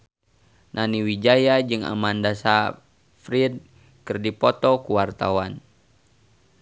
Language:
Sundanese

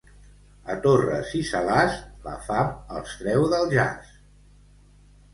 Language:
Catalan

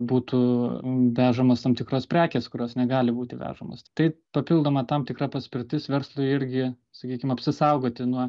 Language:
Lithuanian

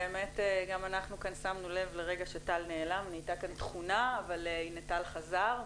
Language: Hebrew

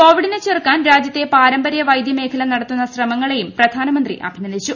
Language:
Malayalam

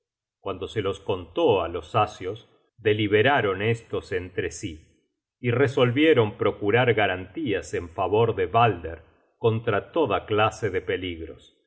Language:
Spanish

